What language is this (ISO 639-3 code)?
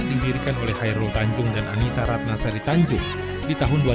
ind